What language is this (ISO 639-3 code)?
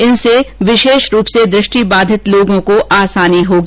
hin